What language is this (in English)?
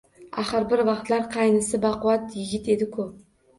Uzbek